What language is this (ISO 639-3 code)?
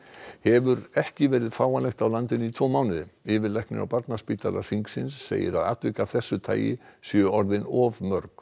isl